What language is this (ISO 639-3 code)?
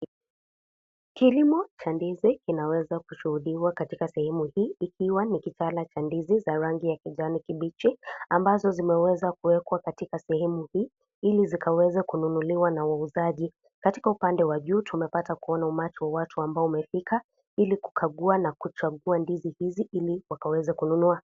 swa